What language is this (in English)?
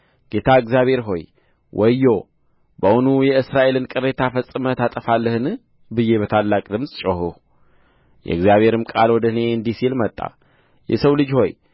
Amharic